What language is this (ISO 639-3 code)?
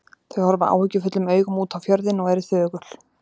isl